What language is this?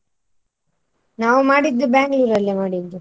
Kannada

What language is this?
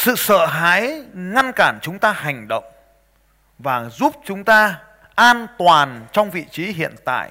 Vietnamese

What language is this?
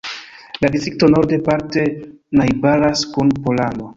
Esperanto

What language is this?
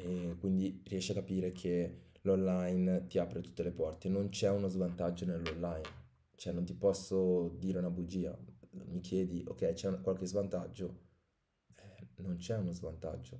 Italian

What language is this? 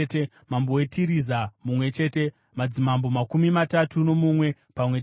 Shona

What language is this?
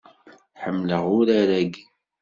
Kabyle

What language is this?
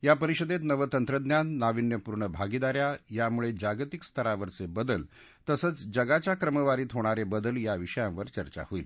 Marathi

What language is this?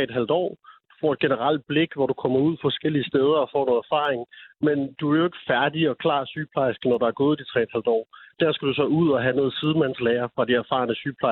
Danish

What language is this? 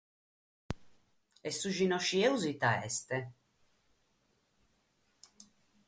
Sardinian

